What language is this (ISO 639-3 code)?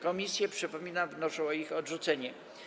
pol